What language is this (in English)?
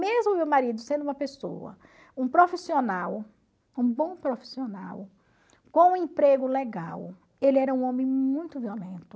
Portuguese